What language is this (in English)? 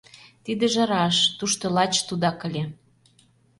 Mari